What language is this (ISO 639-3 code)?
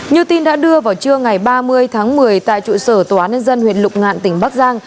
vie